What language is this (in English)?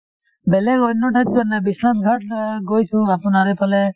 Assamese